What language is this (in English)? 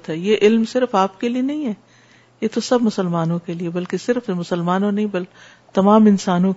Urdu